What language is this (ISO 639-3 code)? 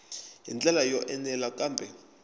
tso